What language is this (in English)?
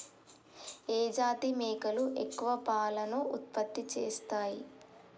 Telugu